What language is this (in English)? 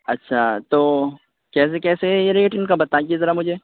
Urdu